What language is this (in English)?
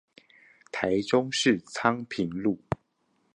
Chinese